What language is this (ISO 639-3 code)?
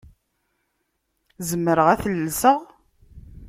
kab